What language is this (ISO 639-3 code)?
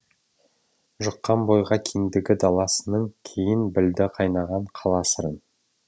kaz